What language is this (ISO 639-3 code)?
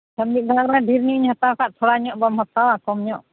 sat